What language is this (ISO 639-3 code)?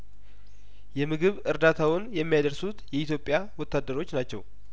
amh